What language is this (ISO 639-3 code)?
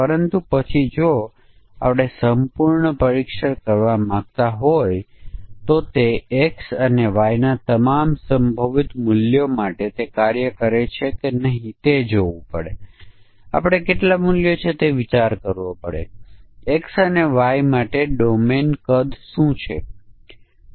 guj